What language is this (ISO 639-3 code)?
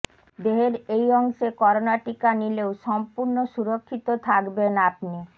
ben